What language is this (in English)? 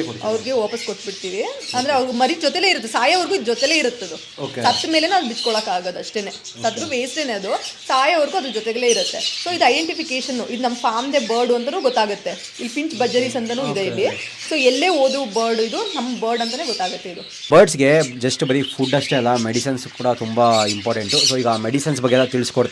Kannada